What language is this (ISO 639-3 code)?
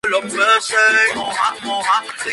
spa